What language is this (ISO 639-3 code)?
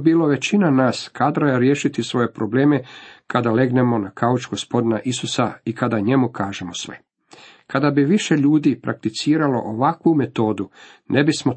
hrv